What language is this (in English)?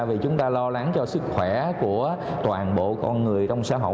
Vietnamese